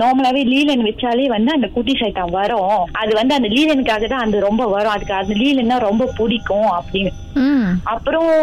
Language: Tamil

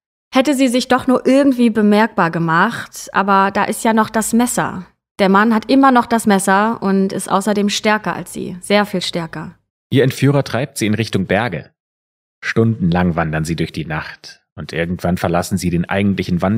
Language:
German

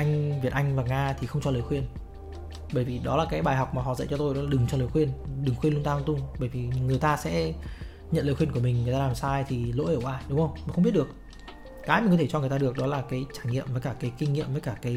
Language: Vietnamese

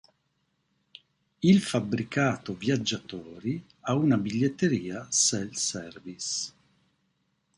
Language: Italian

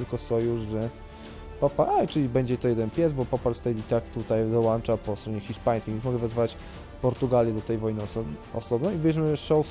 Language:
Polish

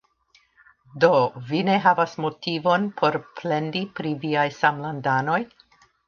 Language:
Esperanto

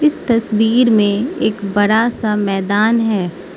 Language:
Hindi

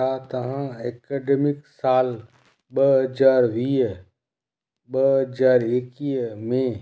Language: Sindhi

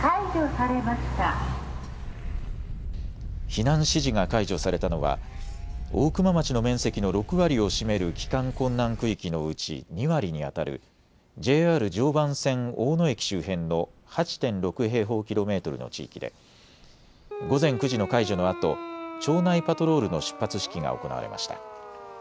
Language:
Japanese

